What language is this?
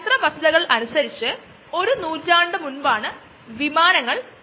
Malayalam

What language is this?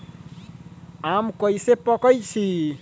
Magahi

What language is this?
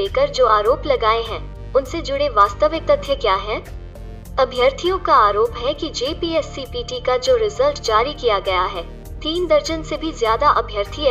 Hindi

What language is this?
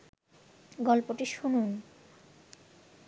Bangla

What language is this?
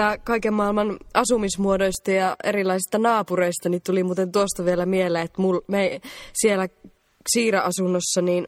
Finnish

